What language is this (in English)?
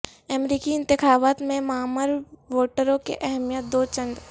Urdu